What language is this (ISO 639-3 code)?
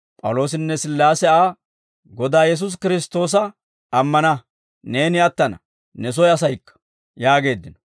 dwr